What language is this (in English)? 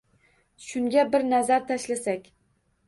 Uzbek